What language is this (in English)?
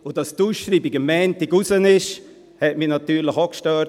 Swiss German